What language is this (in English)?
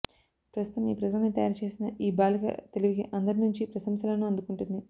Telugu